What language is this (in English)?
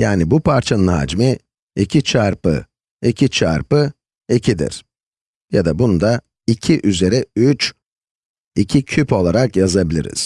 Turkish